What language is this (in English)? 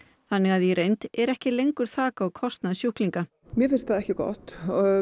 Icelandic